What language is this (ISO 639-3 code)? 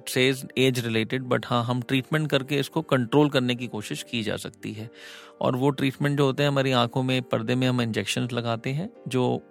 hin